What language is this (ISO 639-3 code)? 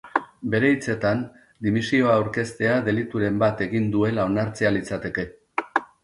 eus